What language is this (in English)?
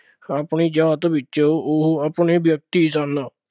Punjabi